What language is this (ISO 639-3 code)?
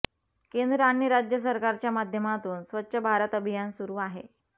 mar